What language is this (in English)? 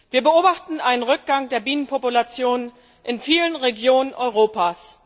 German